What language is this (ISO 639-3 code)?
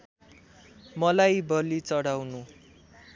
nep